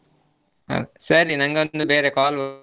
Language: Kannada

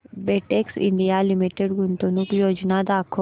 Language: Marathi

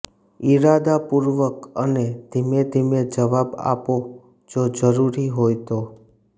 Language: Gujarati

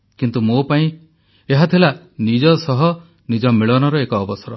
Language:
Odia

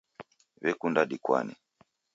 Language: Taita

